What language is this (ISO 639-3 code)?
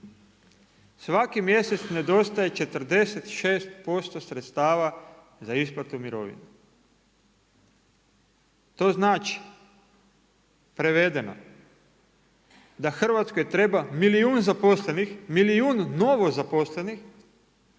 hrv